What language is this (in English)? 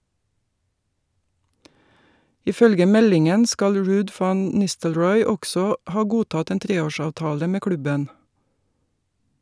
Norwegian